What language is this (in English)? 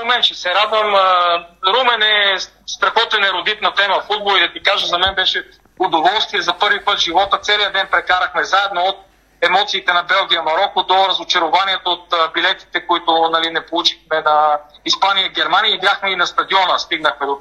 Bulgarian